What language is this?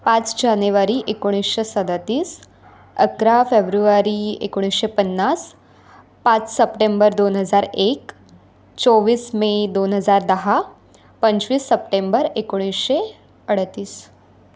Marathi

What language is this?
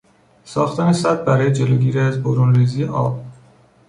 Persian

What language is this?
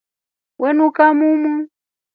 Rombo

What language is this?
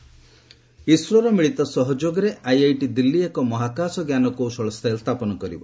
Odia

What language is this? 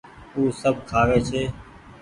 Goaria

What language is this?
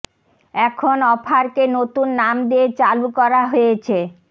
Bangla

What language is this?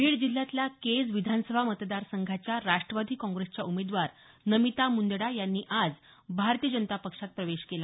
Marathi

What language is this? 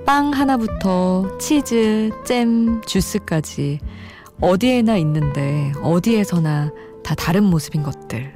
Korean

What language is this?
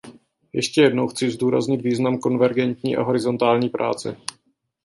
Czech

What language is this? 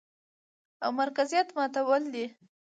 Pashto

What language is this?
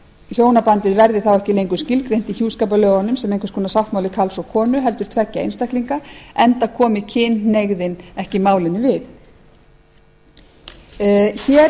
Icelandic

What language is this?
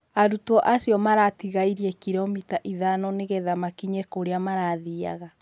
Kikuyu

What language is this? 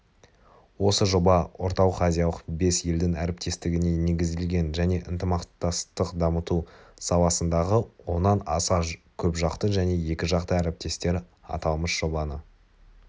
Kazakh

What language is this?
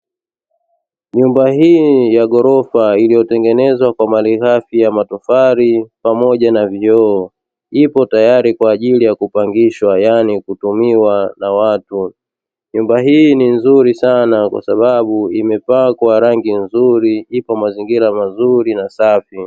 Swahili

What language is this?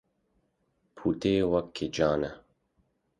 Kurdish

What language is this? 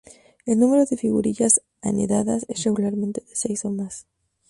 Spanish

